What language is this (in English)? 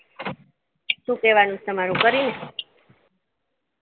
Gujarati